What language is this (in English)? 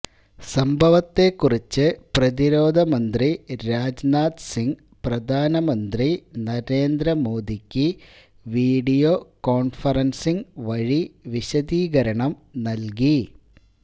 Malayalam